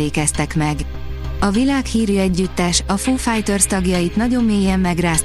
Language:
Hungarian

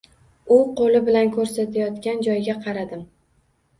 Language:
Uzbek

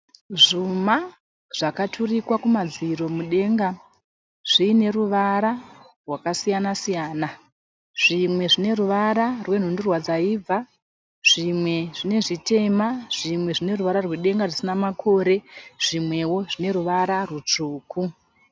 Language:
Shona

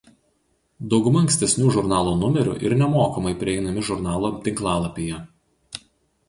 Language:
Lithuanian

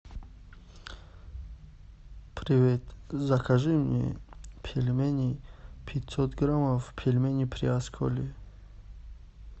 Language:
Russian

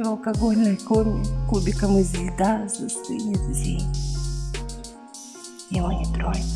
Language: Russian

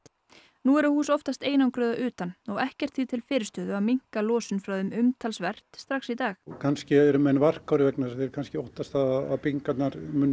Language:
Icelandic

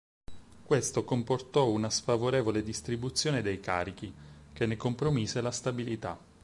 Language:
Italian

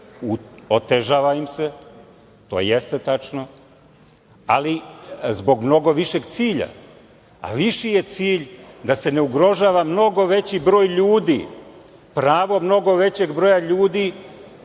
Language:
Serbian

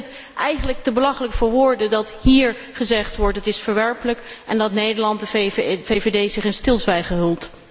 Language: Dutch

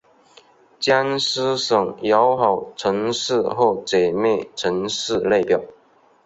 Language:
Chinese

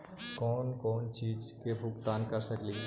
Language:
Magahi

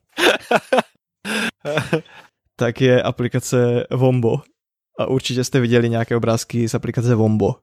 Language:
Czech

